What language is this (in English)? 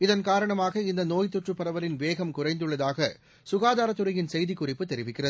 Tamil